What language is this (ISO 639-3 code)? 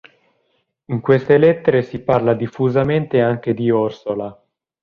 ita